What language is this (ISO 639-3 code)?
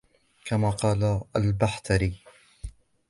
ara